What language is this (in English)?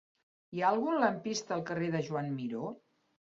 Catalan